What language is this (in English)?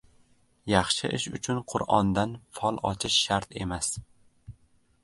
Uzbek